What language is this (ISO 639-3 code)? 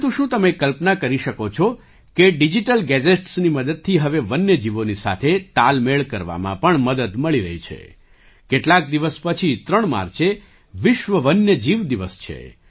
guj